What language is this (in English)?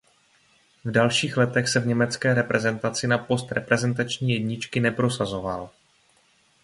Czech